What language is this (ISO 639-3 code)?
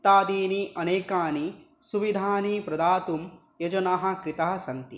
san